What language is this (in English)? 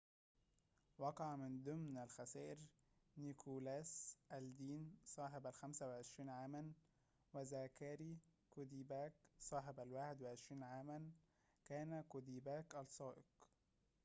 Arabic